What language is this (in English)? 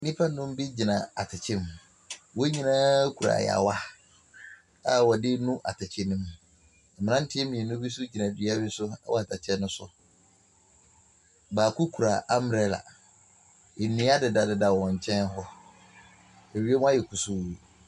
Akan